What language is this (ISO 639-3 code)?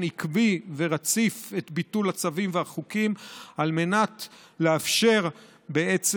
heb